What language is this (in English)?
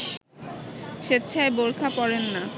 Bangla